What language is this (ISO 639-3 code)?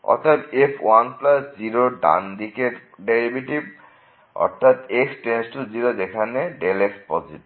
ben